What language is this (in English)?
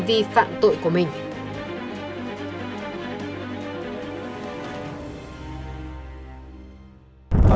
Vietnamese